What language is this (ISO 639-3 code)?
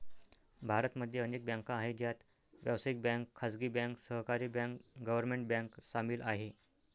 mar